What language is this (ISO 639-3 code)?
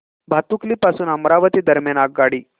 mar